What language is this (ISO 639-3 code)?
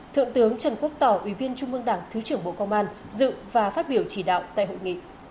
vie